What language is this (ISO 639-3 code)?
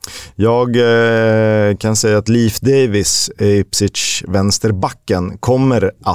swe